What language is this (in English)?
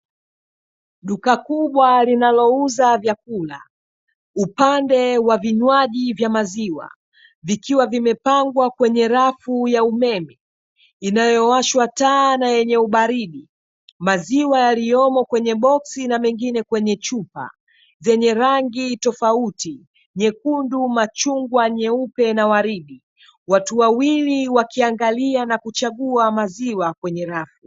Swahili